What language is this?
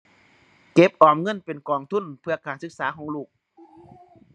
Thai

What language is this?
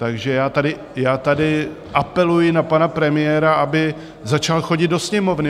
Czech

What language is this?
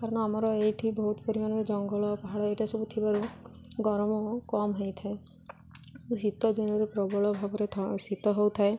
Odia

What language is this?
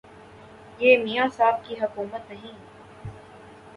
Urdu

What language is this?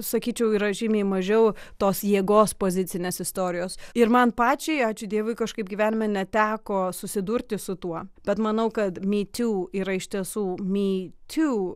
Lithuanian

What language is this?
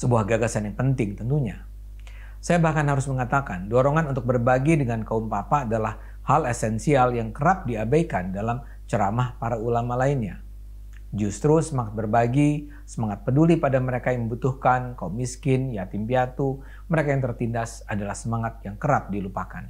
Indonesian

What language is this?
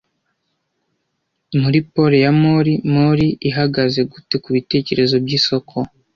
Kinyarwanda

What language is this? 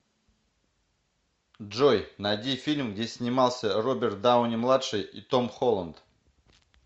Russian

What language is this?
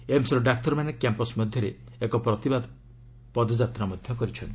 Odia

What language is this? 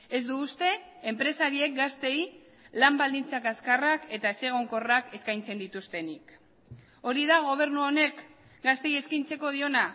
Basque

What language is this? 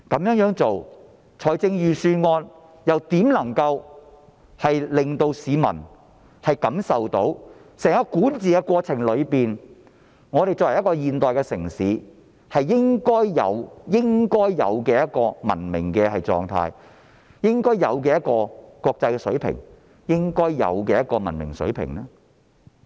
Cantonese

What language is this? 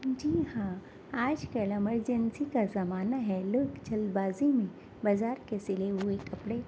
Urdu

